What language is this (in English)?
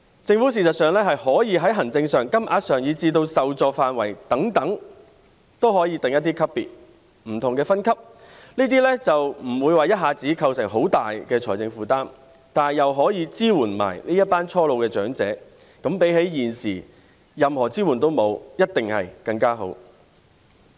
Cantonese